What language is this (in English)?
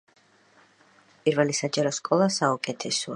Georgian